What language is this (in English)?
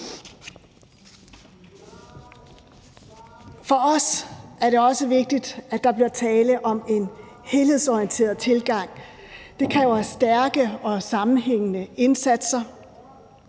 Danish